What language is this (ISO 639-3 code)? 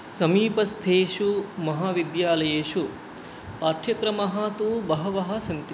san